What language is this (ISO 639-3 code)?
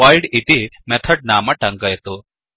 san